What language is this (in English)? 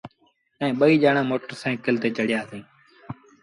Sindhi Bhil